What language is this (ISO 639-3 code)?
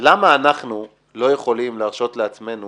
heb